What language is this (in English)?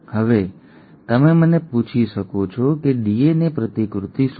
Gujarati